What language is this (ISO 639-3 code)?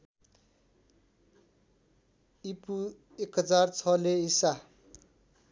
nep